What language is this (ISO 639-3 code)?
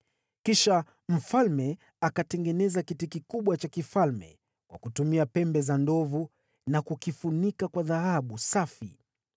swa